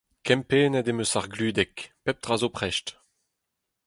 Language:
Breton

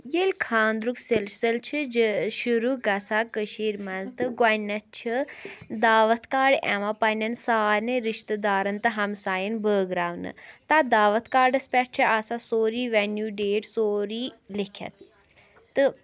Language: Kashmiri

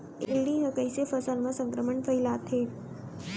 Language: Chhattisgarhi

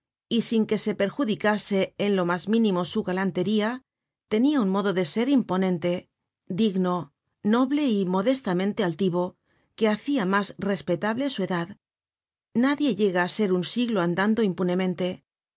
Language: Spanish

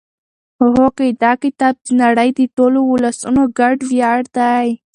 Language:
Pashto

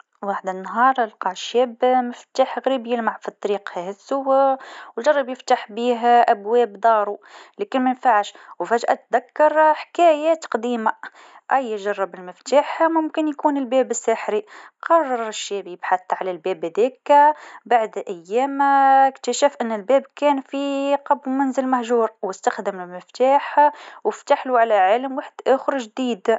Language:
Tunisian Arabic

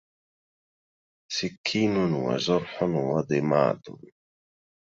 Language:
Arabic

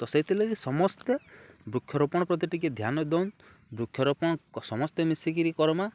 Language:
Odia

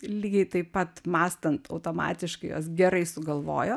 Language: Lithuanian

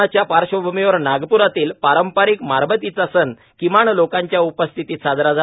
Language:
Marathi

